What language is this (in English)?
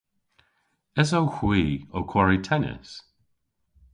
Cornish